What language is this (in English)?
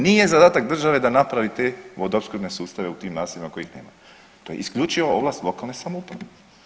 Croatian